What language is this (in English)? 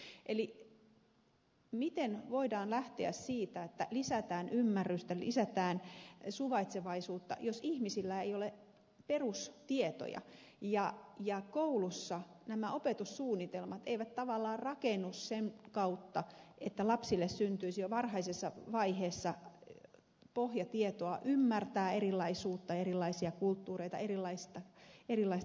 Finnish